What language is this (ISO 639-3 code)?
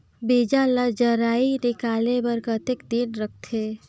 hne